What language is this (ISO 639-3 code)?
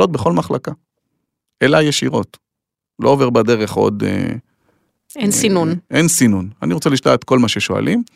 heb